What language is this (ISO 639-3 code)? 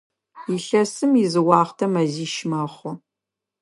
ady